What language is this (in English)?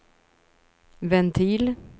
Swedish